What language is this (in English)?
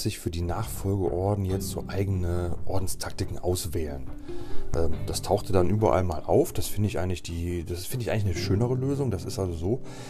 German